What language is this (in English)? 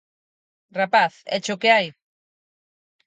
Galician